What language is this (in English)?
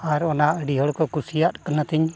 Santali